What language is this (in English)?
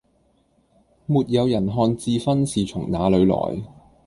Cantonese